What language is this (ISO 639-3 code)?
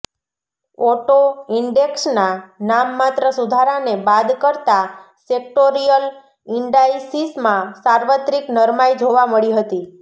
guj